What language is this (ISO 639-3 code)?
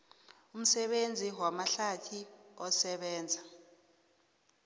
nbl